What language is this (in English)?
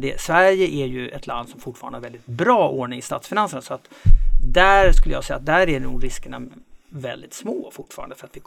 Swedish